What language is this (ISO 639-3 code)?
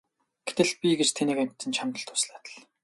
mon